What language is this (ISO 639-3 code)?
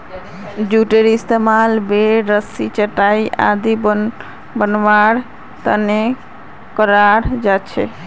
mag